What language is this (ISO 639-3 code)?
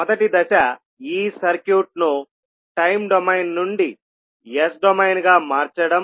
tel